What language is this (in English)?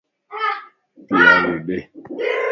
Lasi